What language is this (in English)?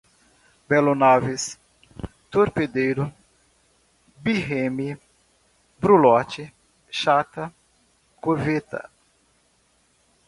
Portuguese